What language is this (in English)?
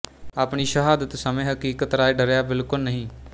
Punjabi